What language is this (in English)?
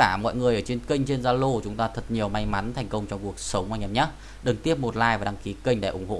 Vietnamese